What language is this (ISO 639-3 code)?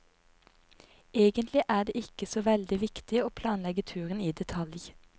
nor